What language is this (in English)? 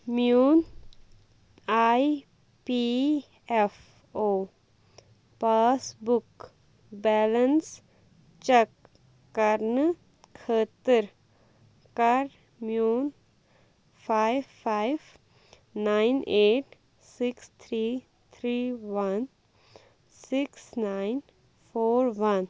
Kashmiri